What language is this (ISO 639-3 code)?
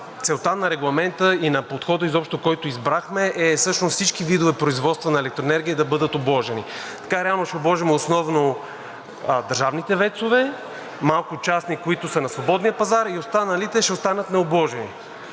bul